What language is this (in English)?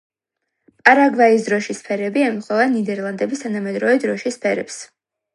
Georgian